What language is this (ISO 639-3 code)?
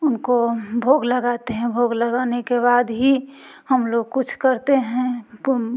hin